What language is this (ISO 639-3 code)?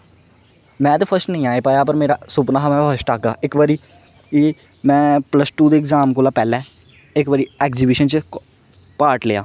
doi